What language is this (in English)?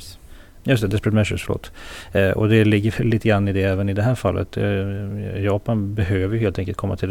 Swedish